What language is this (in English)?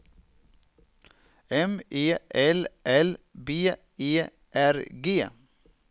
Swedish